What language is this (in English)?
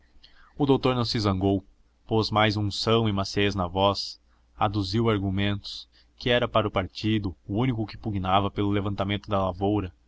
Portuguese